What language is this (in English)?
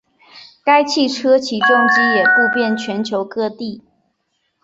Chinese